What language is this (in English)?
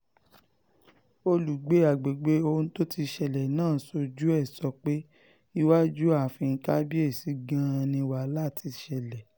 Yoruba